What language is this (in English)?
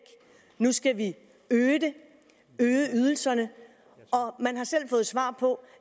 Danish